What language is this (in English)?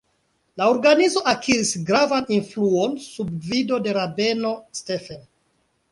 Esperanto